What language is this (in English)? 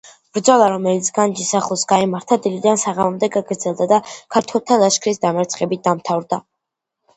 Georgian